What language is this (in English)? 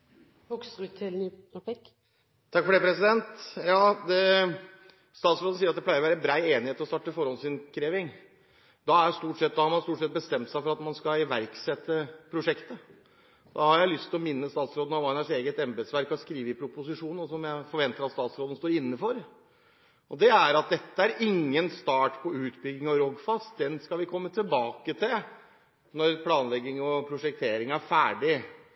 Norwegian Bokmål